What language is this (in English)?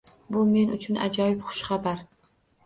Uzbek